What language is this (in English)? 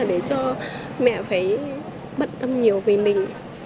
Vietnamese